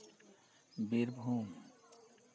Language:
Santali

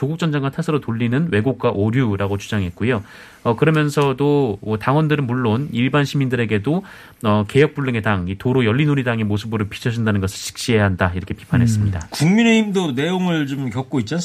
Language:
Korean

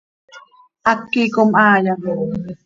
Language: Seri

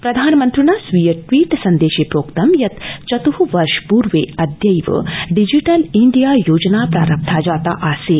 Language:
Sanskrit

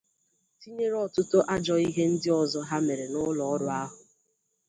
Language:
Igbo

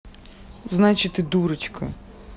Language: Russian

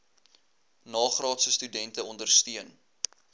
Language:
Afrikaans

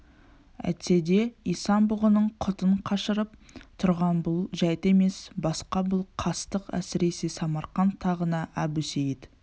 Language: Kazakh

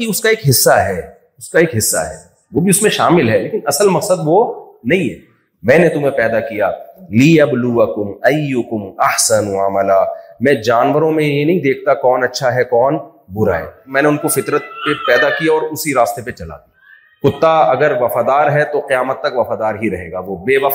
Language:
Urdu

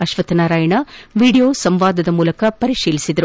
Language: Kannada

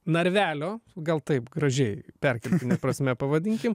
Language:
Lithuanian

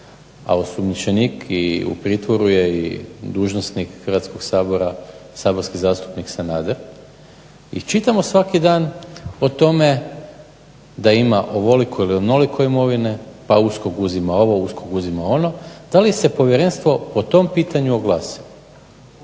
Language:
Croatian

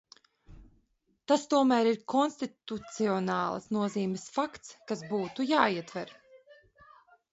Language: Latvian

